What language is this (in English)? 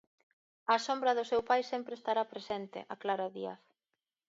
Galician